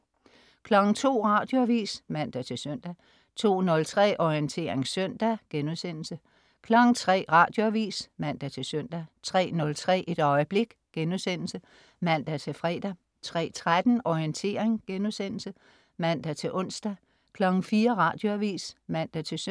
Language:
Danish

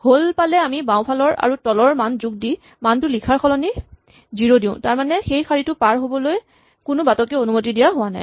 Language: Assamese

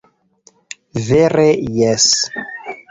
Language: Esperanto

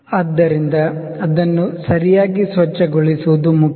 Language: Kannada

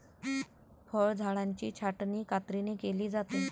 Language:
Marathi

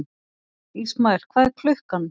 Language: Icelandic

